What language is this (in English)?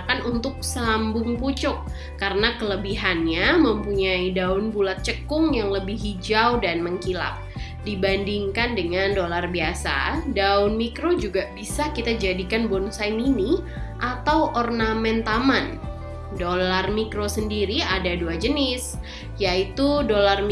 Indonesian